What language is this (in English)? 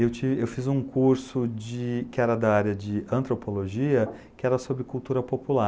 Portuguese